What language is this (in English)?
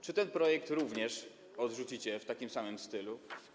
Polish